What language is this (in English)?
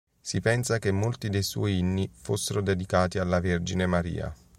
Italian